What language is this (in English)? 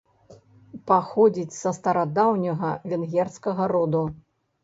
Belarusian